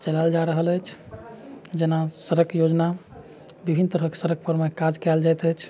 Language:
Maithili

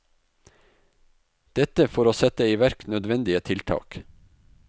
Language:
Norwegian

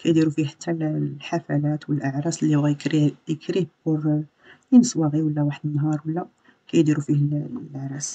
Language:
Arabic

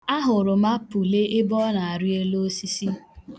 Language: Igbo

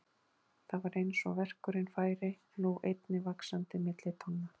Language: Icelandic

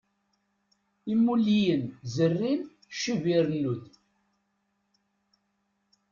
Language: Kabyle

